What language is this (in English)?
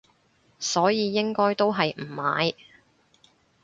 Cantonese